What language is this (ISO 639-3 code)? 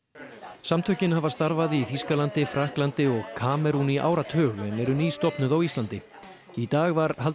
isl